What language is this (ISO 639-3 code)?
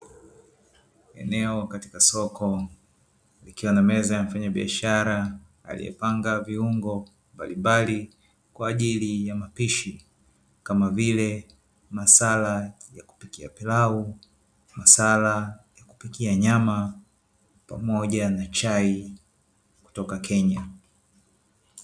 swa